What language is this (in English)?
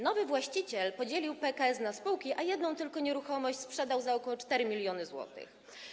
Polish